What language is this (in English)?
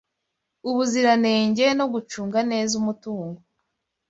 Kinyarwanda